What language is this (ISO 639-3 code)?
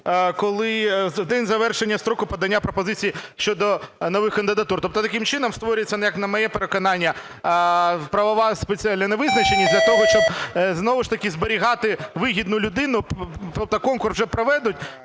ukr